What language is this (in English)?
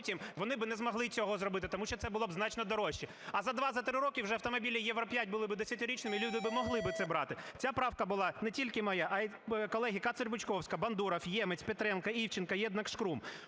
Ukrainian